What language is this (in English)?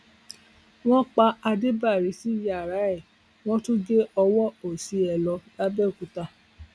Yoruba